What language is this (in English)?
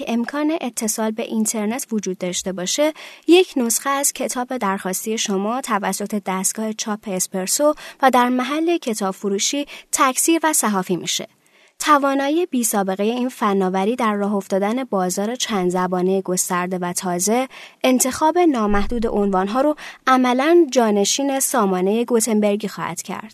Persian